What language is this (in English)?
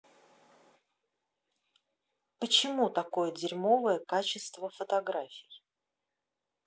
Russian